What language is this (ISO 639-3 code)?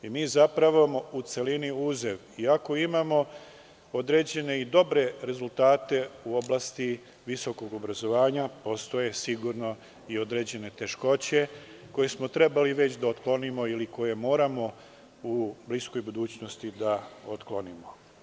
srp